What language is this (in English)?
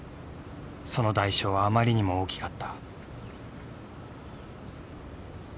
Japanese